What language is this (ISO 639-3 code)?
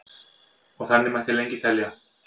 isl